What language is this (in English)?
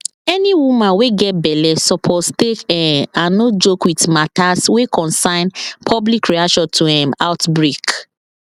Nigerian Pidgin